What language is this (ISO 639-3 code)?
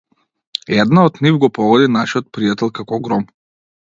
mkd